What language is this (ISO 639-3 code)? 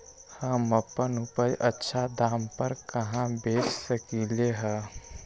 mag